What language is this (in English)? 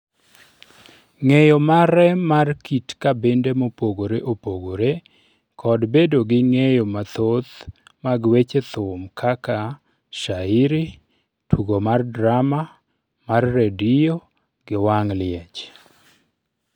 Luo (Kenya and Tanzania)